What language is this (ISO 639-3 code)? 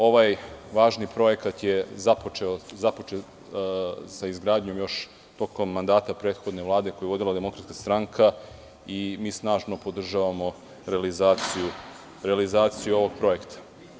srp